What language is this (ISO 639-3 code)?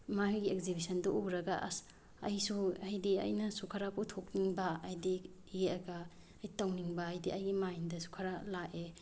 mni